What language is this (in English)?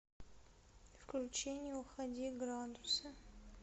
Russian